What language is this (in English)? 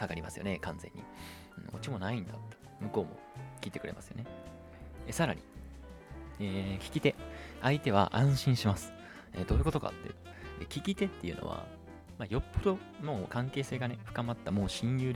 Japanese